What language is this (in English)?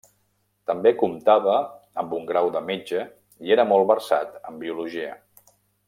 Catalan